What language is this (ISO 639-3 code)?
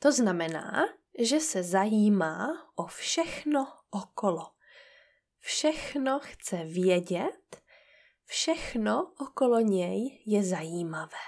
ces